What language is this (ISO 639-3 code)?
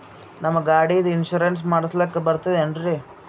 kan